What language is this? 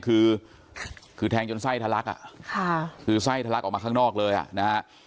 Thai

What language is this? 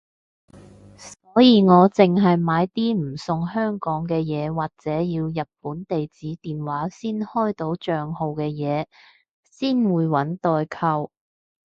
Cantonese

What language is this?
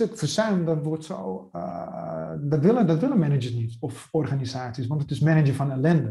Dutch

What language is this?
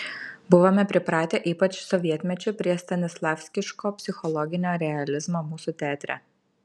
Lithuanian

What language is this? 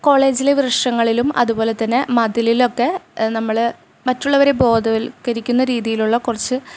Malayalam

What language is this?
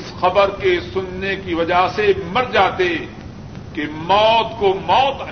Urdu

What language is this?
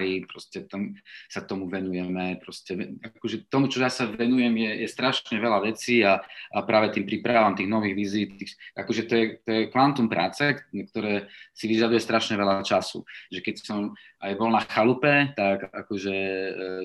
Slovak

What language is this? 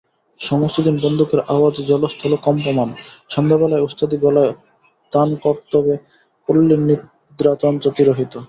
Bangla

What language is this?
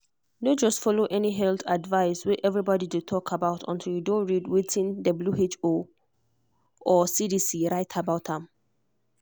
Nigerian Pidgin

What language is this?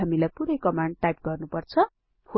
Nepali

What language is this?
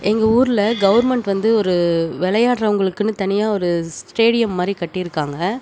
Tamil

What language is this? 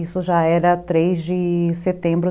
Portuguese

